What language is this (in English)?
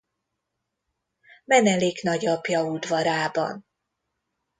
Hungarian